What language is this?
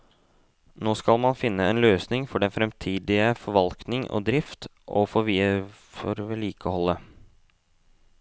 Norwegian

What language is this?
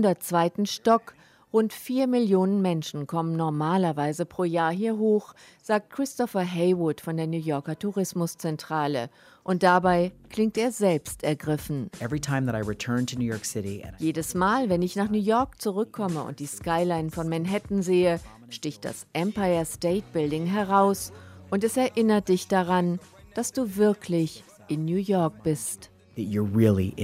German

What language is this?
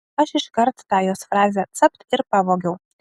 Lithuanian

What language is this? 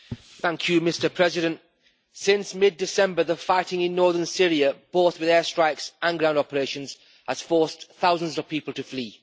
English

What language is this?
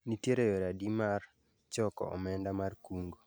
Luo (Kenya and Tanzania)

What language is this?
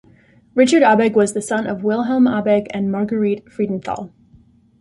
English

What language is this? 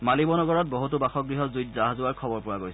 Assamese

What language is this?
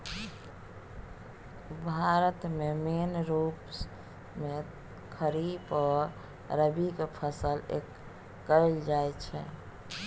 Maithili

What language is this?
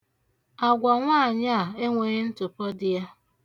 Igbo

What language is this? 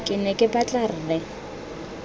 Tswana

